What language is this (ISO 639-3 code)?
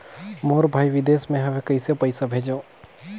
hne